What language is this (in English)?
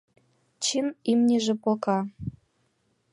Mari